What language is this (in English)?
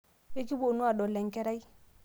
Masai